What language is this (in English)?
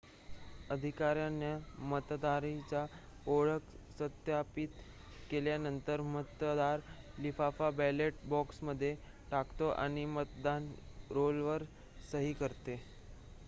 Marathi